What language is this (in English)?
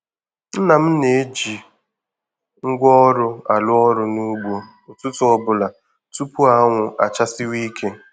Igbo